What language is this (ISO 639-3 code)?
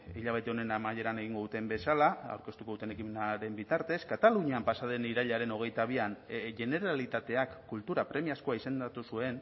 eus